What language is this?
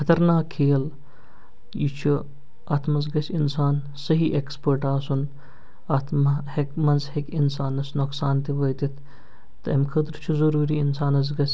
Kashmiri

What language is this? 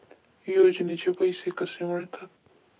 Marathi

